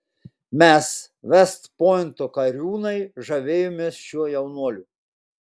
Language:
Lithuanian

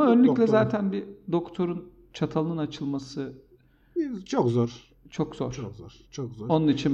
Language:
Turkish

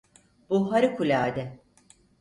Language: Turkish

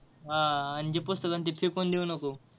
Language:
Marathi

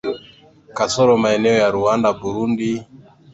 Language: Swahili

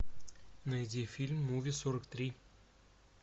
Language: Russian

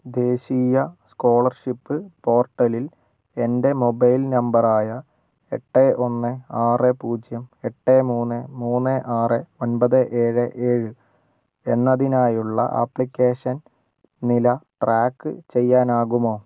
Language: Malayalam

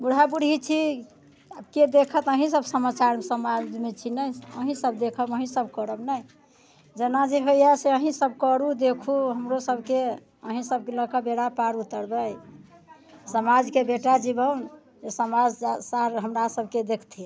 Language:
Maithili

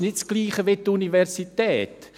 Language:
Swiss German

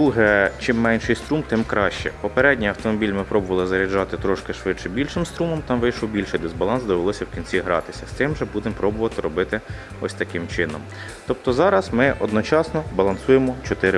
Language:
Ukrainian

